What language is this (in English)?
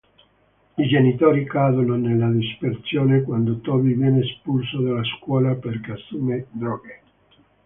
Italian